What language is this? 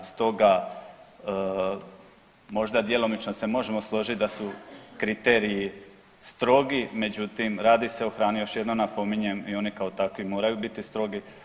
Croatian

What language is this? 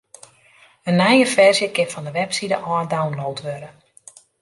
Western Frisian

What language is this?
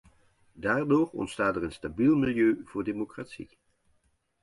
Dutch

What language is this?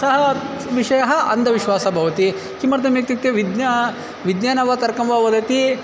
Sanskrit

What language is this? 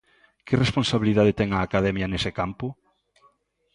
Galician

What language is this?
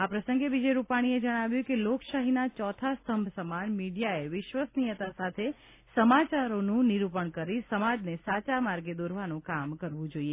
Gujarati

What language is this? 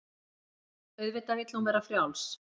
Icelandic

